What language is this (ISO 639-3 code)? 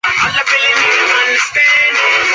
zho